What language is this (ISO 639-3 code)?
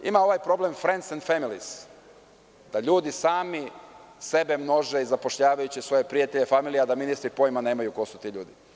srp